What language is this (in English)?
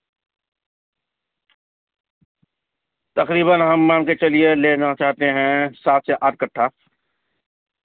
Urdu